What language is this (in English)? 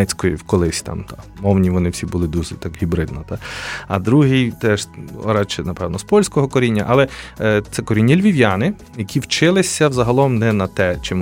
Ukrainian